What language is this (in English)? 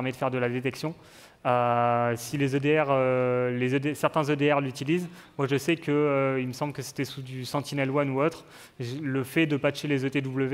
French